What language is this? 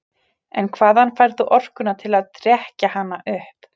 Icelandic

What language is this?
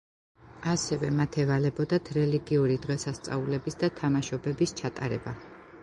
Georgian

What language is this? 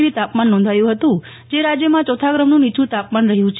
Gujarati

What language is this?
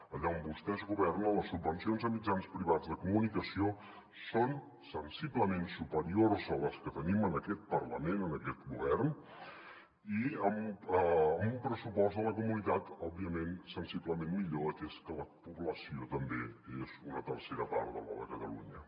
Catalan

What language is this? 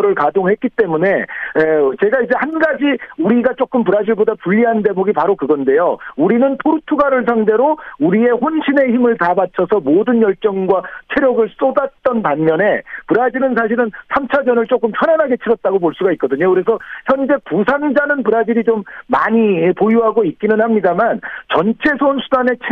Korean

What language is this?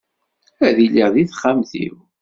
Kabyle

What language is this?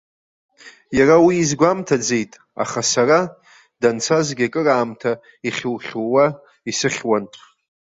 Abkhazian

